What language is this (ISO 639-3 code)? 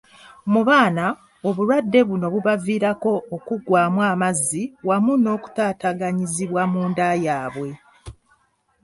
lug